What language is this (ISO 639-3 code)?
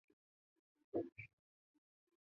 zho